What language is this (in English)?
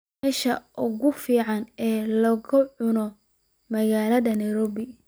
Somali